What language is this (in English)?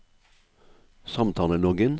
Norwegian